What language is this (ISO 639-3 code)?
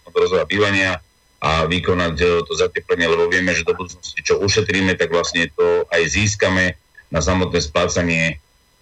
slk